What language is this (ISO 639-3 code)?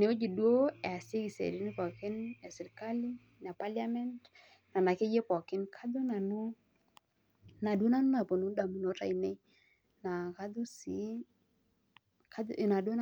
mas